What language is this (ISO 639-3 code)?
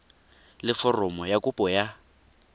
tsn